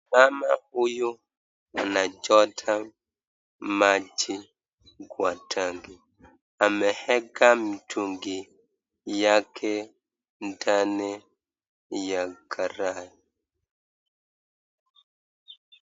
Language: Swahili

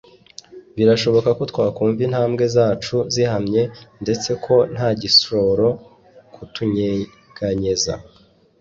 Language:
Kinyarwanda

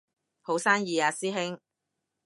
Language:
Cantonese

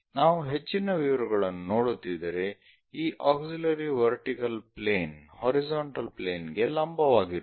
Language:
Kannada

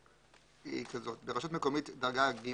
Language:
Hebrew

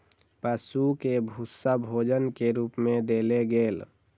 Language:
Maithili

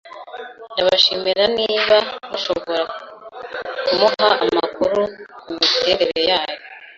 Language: Kinyarwanda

